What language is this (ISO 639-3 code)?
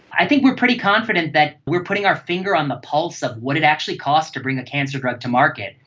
eng